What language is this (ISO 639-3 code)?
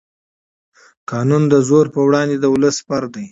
pus